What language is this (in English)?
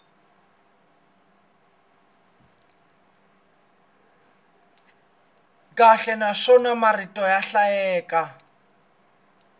Tsonga